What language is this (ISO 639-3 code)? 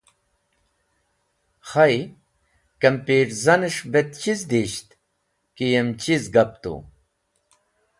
wbl